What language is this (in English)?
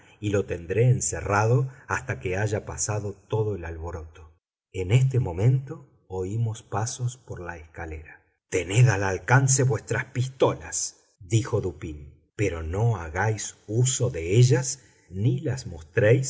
Spanish